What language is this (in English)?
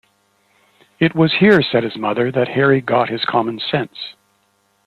English